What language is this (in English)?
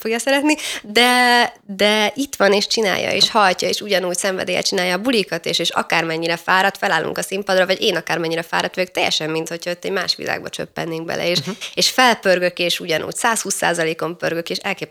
Hungarian